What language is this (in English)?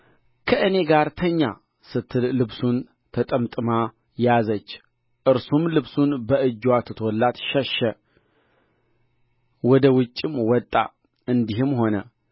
Amharic